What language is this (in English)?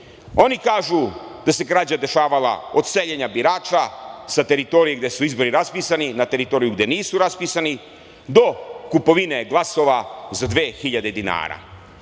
Serbian